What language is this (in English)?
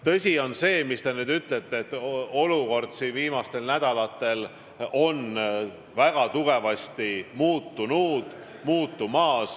Estonian